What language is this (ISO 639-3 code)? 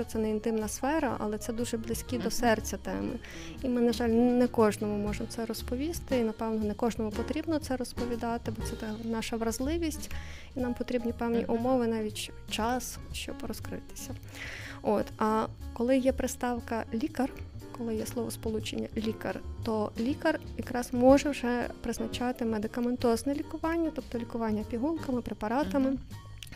ukr